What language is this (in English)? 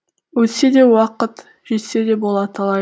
Kazakh